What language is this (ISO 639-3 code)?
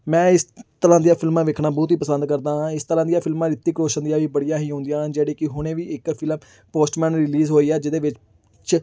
pan